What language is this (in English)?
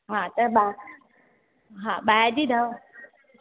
Sindhi